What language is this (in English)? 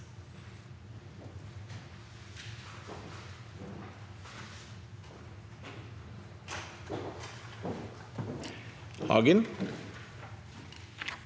Norwegian